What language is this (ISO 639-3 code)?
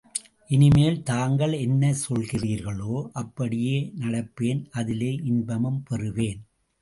tam